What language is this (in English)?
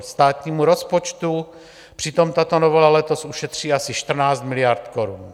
Czech